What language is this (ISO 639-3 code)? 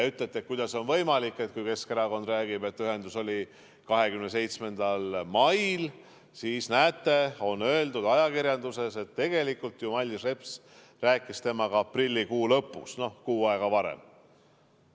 est